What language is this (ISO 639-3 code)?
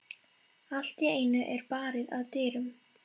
isl